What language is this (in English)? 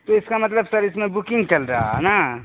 Urdu